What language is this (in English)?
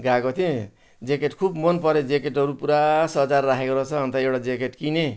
Nepali